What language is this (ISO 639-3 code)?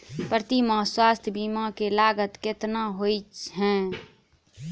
mai